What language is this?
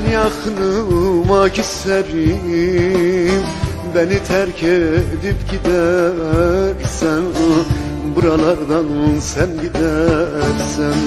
Turkish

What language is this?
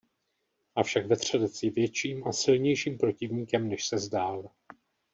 Czech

